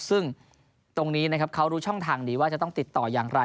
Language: Thai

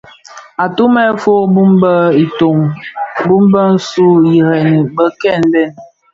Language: Bafia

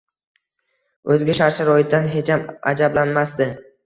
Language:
Uzbek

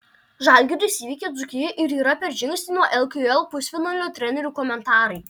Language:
Lithuanian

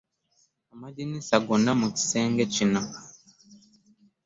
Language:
Ganda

